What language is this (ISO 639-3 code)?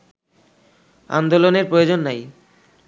ben